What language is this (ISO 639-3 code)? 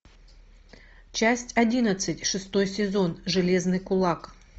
rus